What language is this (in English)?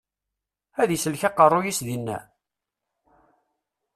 Kabyle